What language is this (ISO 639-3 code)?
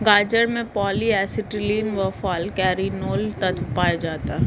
hin